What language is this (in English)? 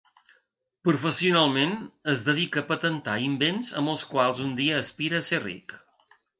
Catalan